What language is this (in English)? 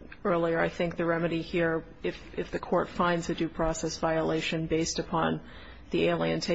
English